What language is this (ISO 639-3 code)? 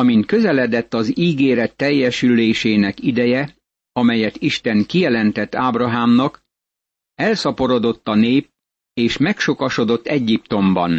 hun